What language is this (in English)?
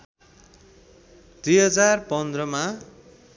Nepali